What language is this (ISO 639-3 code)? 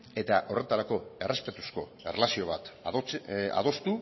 eus